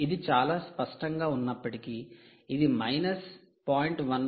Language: Telugu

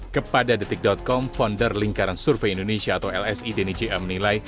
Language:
Indonesian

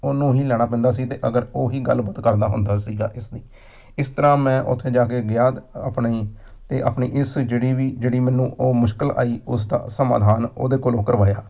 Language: Punjabi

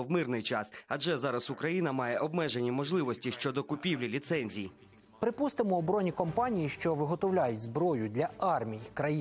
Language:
Ukrainian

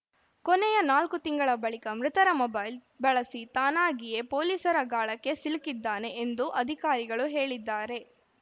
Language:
Kannada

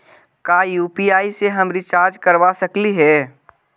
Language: Magahi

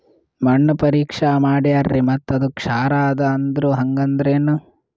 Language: Kannada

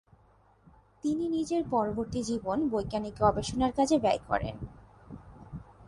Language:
Bangla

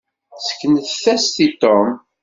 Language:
Kabyle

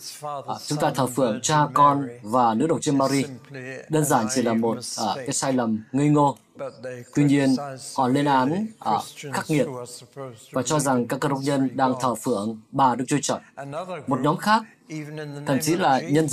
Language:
Vietnamese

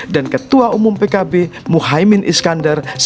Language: Indonesian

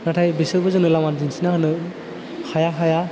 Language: Bodo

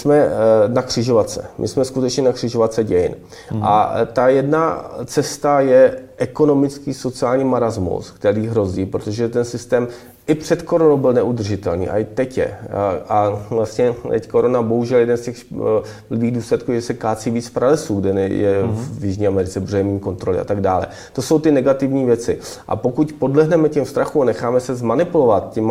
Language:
Czech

